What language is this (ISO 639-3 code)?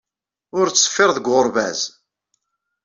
kab